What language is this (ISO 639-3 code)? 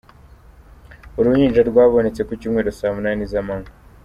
kin